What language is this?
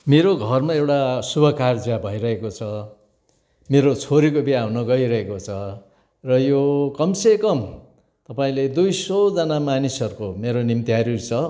Nepali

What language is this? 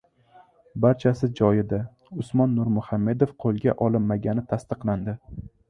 Uzbek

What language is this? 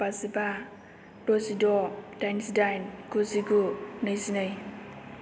Bodo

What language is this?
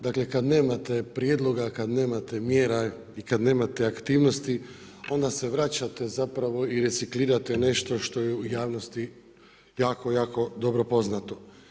Croatian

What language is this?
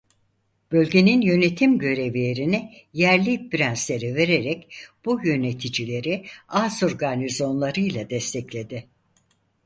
Turkish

